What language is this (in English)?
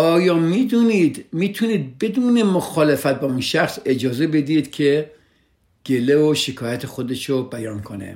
Persian